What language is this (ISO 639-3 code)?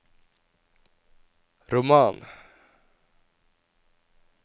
nor